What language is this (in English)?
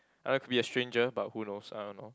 English